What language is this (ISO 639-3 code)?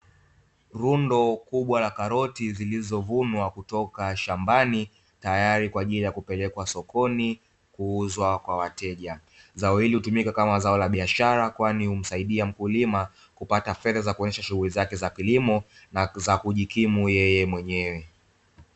swa